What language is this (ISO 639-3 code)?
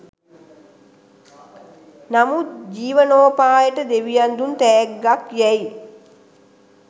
sin